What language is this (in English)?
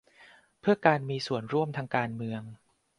Thai